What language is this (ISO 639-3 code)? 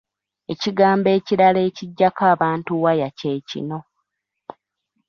lug